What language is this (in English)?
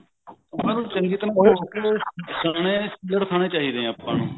Punjabi